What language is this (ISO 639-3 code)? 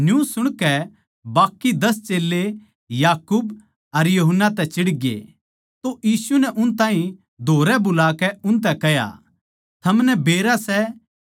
bgc